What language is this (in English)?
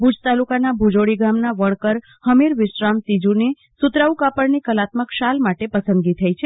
Gujarati